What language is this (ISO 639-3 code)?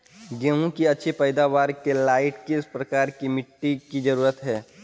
mag